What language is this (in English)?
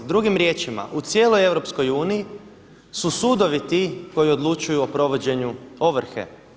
Croatian